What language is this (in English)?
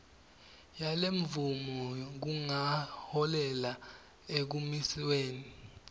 Swati